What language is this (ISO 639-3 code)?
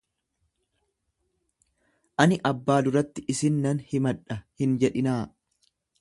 orm